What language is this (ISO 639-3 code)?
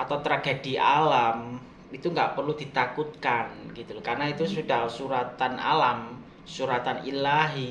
ind